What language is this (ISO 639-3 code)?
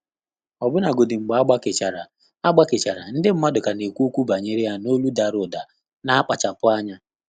ibo